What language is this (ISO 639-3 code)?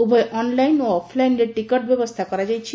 ori